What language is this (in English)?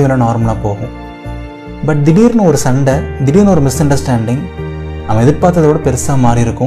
Tamil